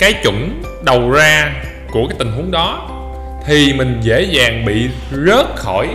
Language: Vietnamese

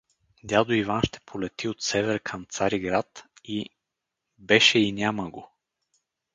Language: Bulgarian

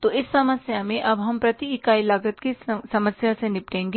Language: Hindi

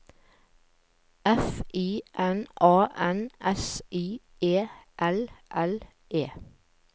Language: Norwegian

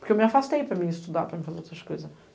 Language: Portuguese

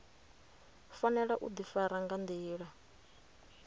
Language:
Venda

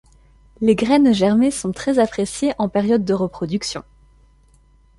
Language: French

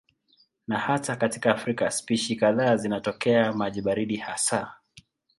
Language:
Swahili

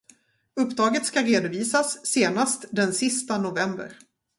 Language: Swedish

